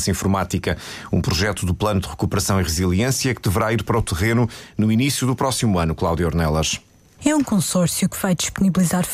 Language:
Portuguese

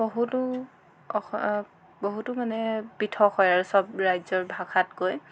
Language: Assamese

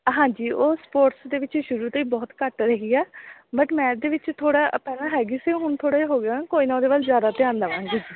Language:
Punjabi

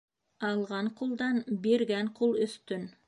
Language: Bashkir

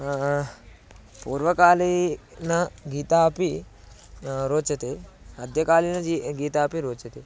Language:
Sanskrit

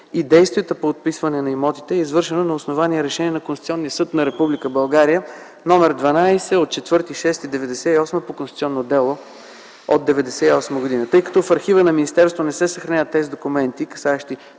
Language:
Bulgarian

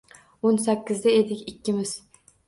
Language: Uzbek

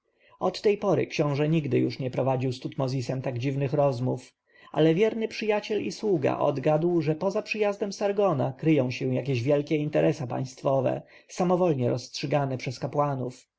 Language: Polish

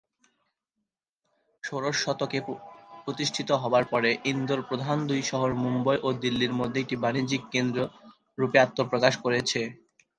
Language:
Bangla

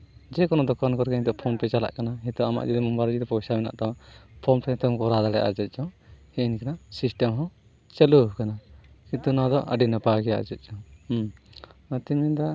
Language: Santali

